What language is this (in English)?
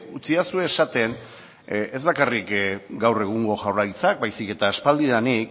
Basque